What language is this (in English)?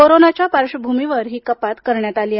Marathi